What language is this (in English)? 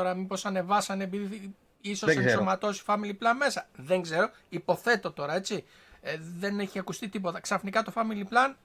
Greek